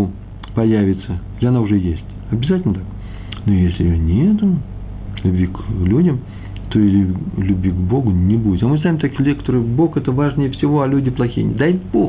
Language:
Russian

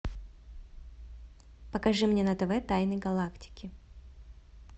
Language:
Russian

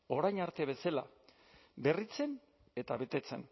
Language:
Basque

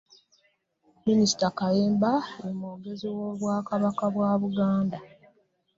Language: Ganda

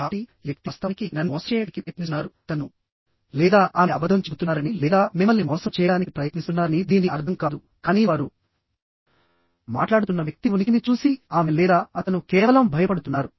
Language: Telugu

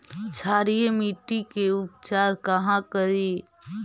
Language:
Magahi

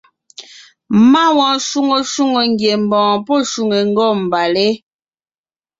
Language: Ngiemboon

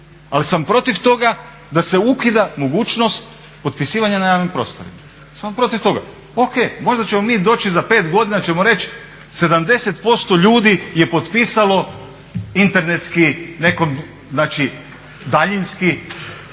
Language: Croatian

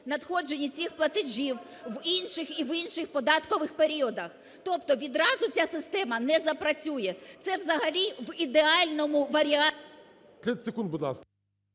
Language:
Ukrainian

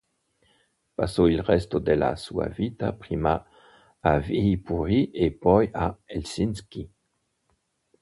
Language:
Italian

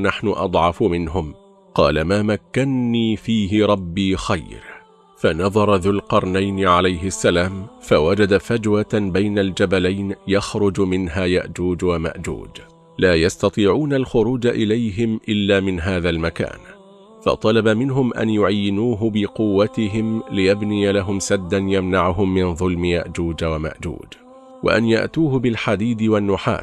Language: Arabic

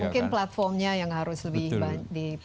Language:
Indonesian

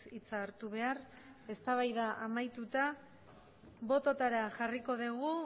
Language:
Basque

